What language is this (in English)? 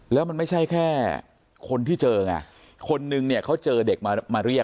Thai